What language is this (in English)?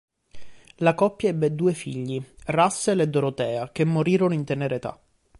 Italian